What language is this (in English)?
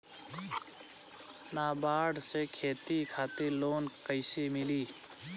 Bhojpuri